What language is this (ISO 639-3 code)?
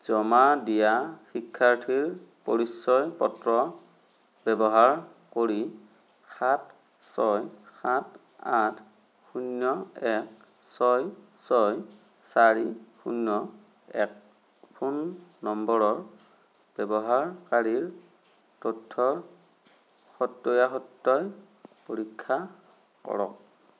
asm